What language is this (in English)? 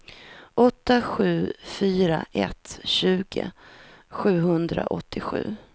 Swedish